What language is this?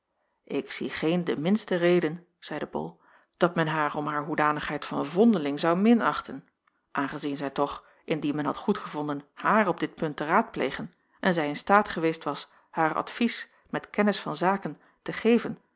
Dutch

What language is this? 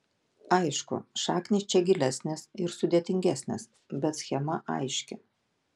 Lithuanian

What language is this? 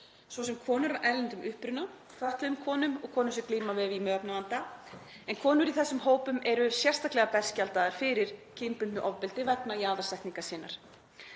Icelandic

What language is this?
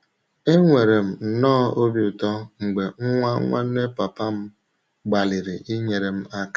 Igbo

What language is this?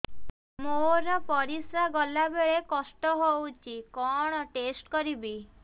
Odia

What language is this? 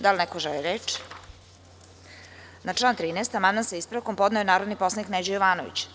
Serbian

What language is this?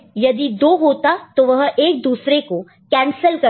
Hindi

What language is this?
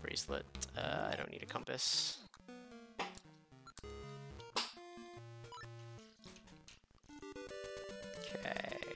English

